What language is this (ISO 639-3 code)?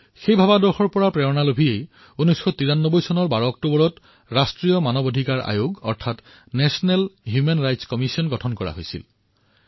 asm